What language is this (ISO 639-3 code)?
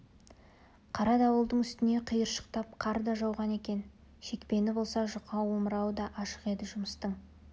kaz